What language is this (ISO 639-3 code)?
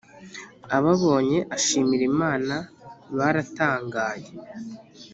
kin